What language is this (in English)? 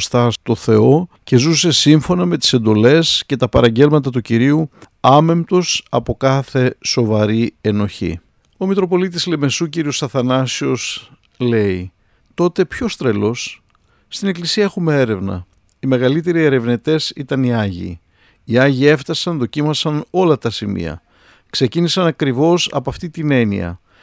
Greek